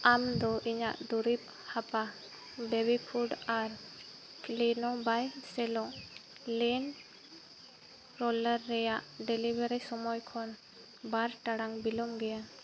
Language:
Santali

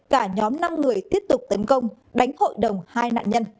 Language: Vietnamese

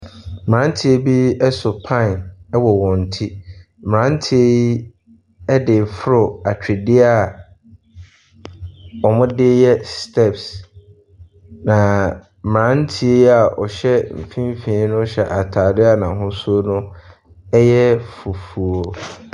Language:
Akan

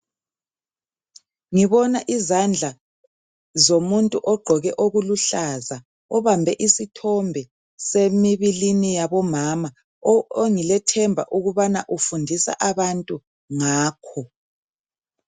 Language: North Ndebele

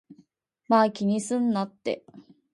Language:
Japanese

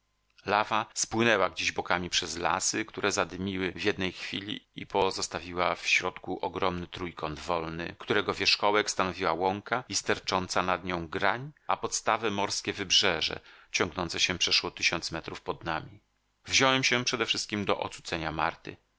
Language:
Polish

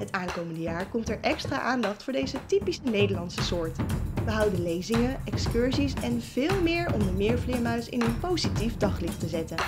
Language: Dutch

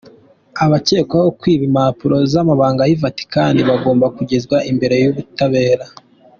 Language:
Kinyarwanda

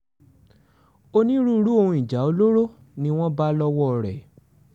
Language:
Yoruba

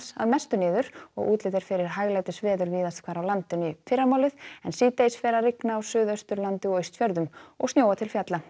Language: Icelandic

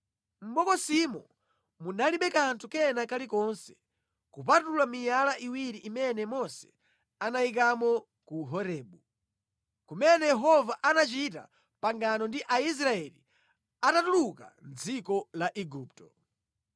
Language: Nyanja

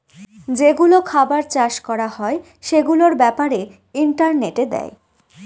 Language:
Bangla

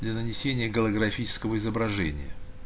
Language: Russian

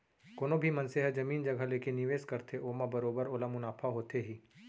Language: Chhattisgarhi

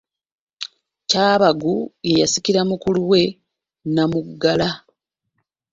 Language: Ganda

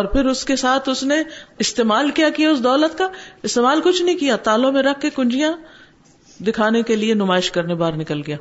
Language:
Urdu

